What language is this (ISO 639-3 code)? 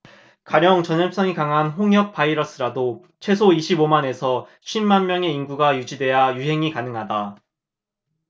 kor